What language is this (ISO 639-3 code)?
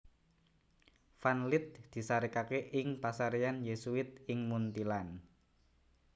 jav